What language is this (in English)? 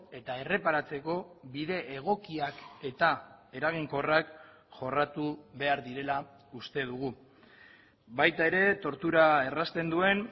Basque